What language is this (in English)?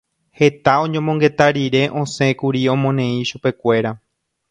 Guarani